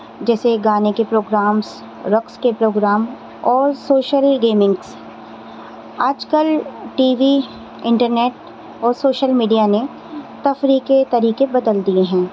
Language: Urdu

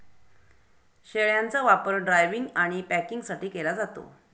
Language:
Marathi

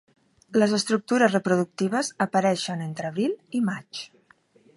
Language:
Catalan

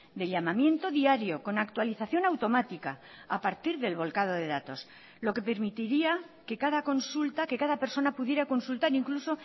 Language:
Spanish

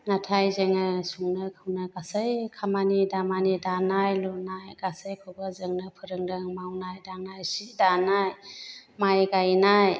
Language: Bodo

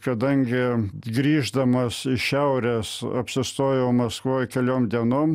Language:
Lithuanian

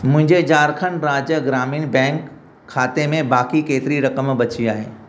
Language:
Sindhi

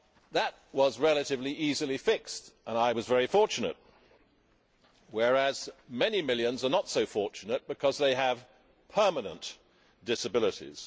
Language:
English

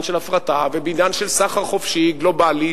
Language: Hebrew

